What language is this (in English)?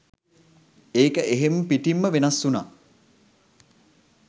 Sinhala